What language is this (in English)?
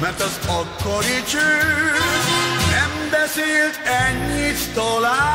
Hungarian